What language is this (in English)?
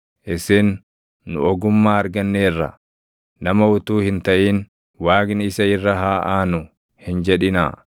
Oromo